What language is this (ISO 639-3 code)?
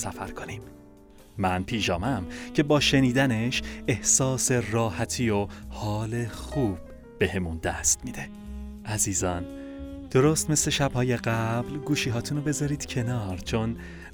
fas